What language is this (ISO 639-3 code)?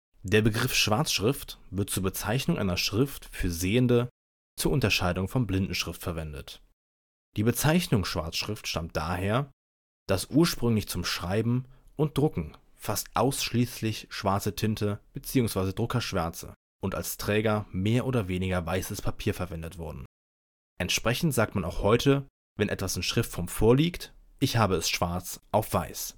deu